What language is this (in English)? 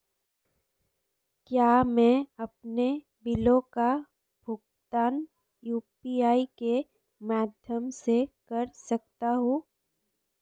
Hindi